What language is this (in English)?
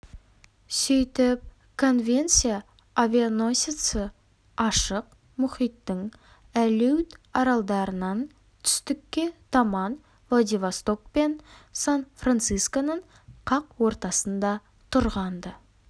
Kazakh